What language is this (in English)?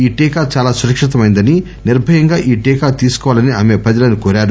Telugu